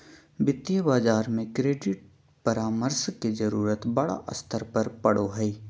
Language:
Magahi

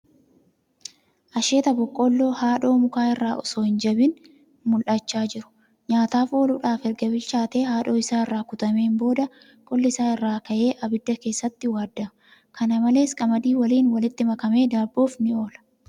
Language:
Oromo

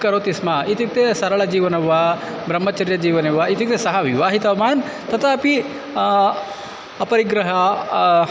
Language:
Sanskrit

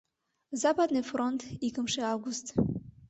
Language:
Mari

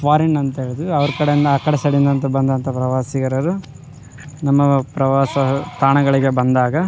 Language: Kannada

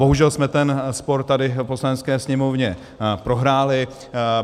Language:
Czech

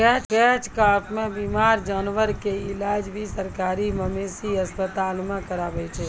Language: Maithili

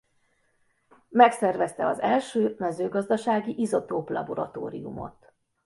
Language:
Hungarian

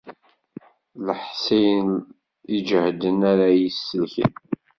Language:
Kabyle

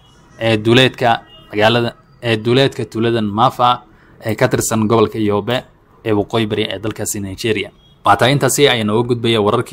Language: Arabic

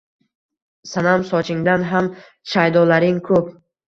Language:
Uzbek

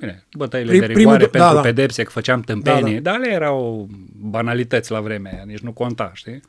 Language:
Romanian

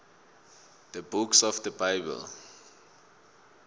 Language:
South Ndebele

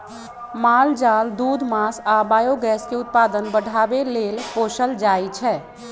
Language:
Magahi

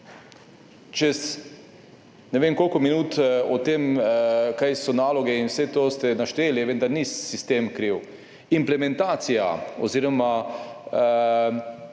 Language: Slovenian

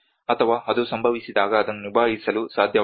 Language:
Kannada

